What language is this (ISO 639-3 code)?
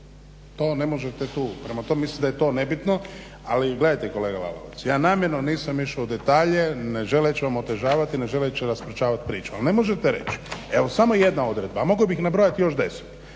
hrv